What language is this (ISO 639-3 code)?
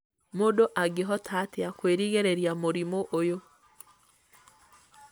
kik